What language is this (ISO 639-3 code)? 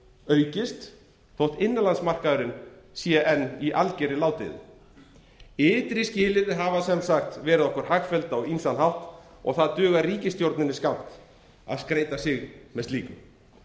isl